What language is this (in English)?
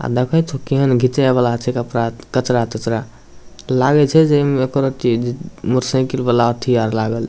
Maithili